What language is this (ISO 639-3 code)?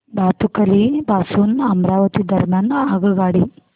mar